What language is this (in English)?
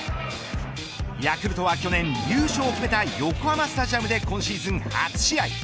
Japanese